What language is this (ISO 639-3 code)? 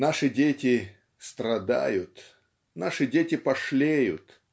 rus